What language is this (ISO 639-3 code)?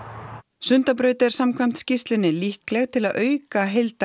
isl